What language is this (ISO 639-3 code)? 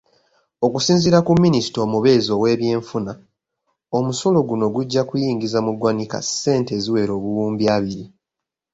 lug